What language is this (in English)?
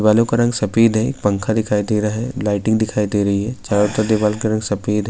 Urdu